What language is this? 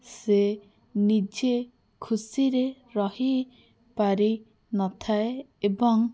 Odia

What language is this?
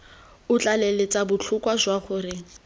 Tswana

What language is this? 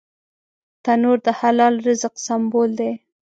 Pashto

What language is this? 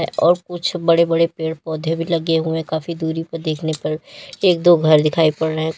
Hindi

